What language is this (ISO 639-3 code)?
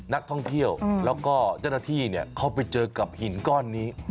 tha